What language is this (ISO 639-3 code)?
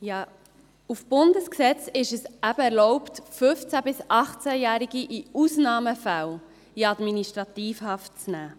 gsw